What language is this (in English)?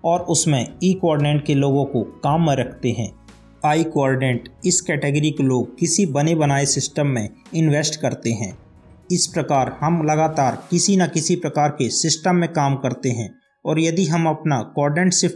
Hindi